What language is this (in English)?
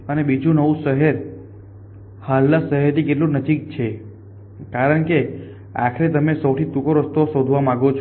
Gujarati